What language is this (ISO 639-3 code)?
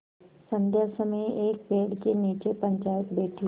hin